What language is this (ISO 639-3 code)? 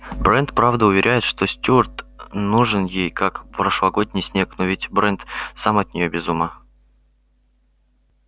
rus